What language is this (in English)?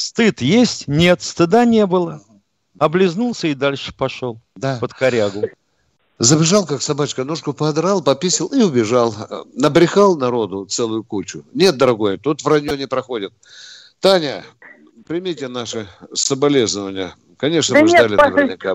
Russian